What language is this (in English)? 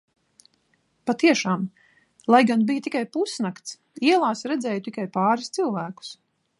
Latvian